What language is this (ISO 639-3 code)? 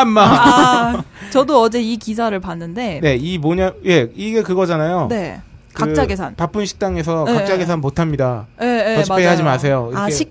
kor